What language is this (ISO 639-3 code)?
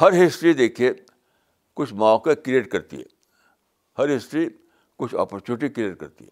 urd